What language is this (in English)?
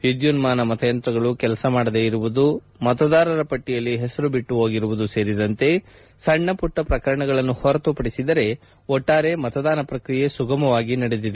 Kannada